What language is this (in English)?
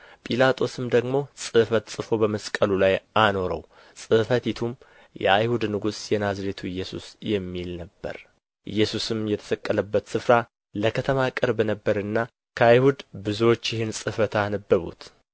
Amharic